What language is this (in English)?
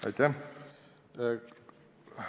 Estonian